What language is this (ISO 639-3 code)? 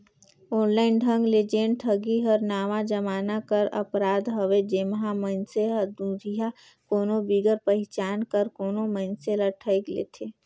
hne